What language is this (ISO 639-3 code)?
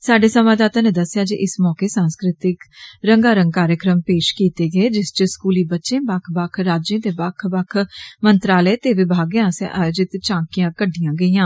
doi